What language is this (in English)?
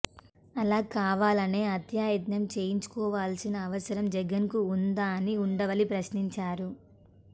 Telugu